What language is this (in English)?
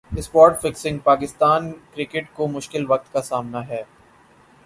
Urdu